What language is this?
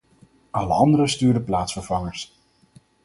Dutch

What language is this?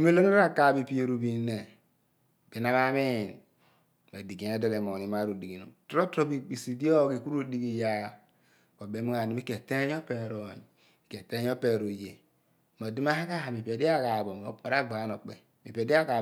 Abua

